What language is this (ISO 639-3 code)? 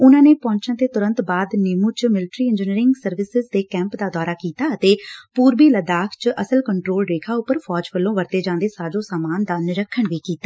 pan